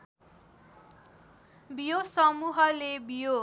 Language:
Nepali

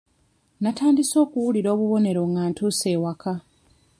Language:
Ganda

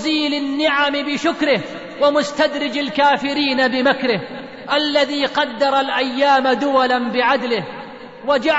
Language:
Arabic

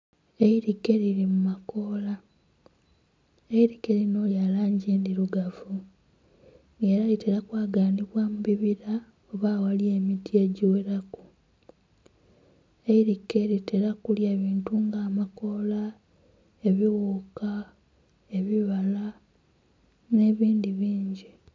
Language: Soga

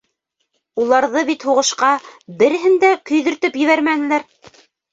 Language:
Bashkir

